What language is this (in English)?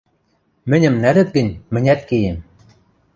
Western Mari